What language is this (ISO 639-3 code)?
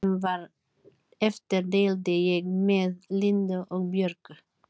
isl